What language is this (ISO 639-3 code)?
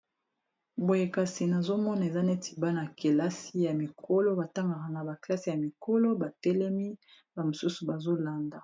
lin